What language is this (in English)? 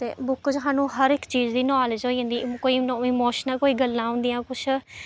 Dogri